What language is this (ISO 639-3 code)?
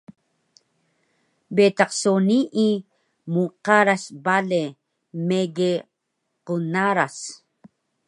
trv